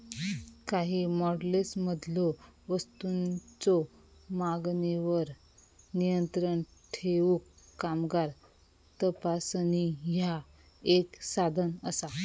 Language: Marathi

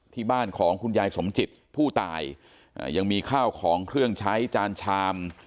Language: Thai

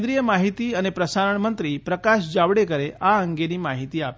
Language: Gujarati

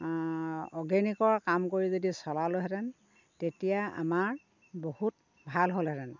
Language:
Assamese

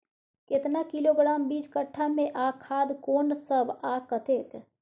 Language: Maithili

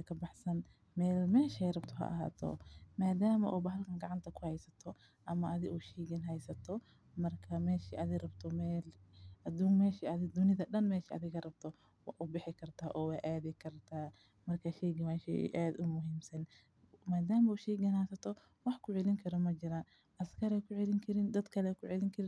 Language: Somali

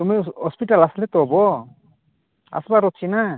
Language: Odia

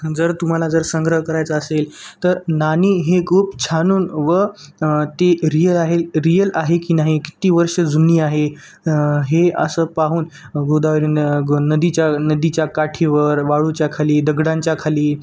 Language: Marathi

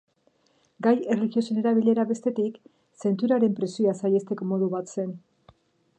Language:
Basque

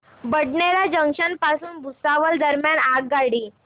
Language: Marathi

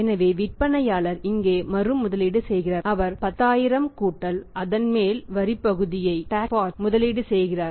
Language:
Tamil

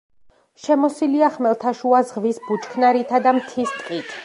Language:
Georgian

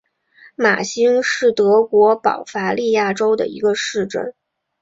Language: Chinese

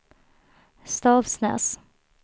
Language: Swedish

